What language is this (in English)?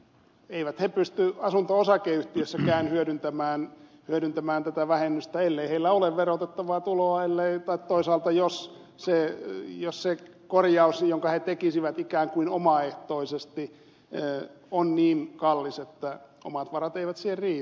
Finnish